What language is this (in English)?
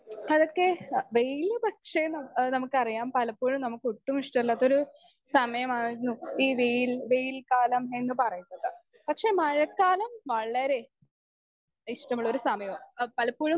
Malayalam